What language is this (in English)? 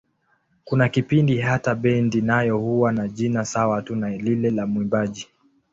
Swahili